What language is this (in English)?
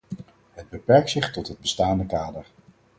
Dutch